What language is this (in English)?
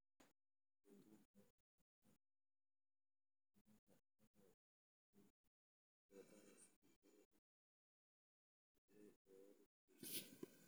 Somali